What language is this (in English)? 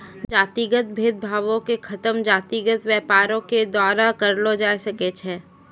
Maithili